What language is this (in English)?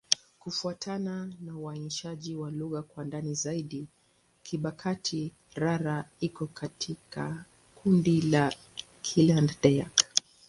Swahili